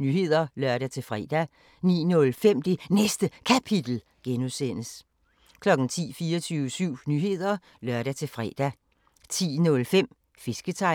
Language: Danish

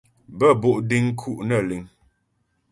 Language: Ghomala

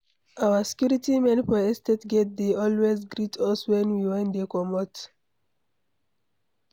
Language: Nigerian Pidgin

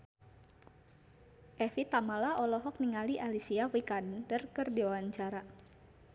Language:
Sundanese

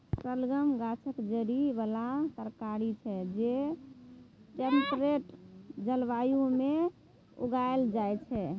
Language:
Maithili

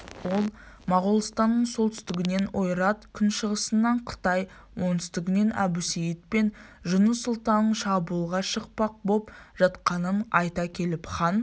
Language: Kazakh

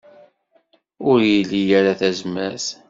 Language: Kabyle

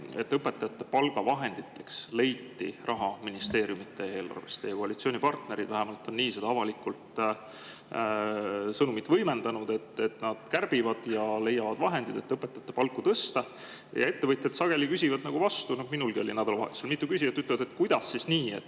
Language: Estonian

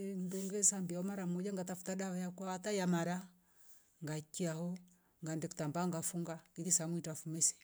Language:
Rombo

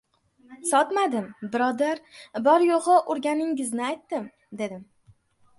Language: Uzbek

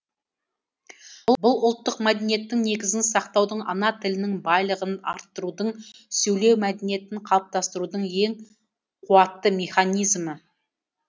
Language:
Kazakh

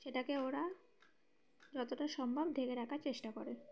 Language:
Bangla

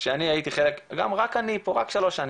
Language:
Hebrew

